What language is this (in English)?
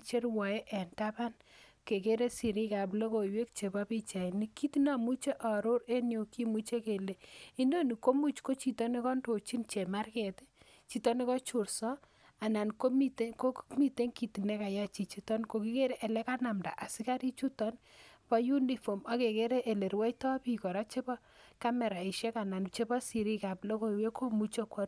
Kalenjin